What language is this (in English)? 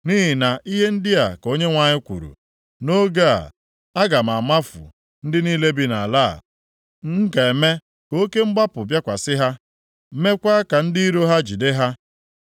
Igbo